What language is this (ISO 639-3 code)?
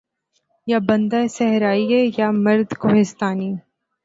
urd